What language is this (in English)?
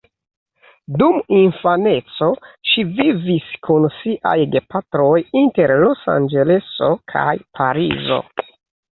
Esperanto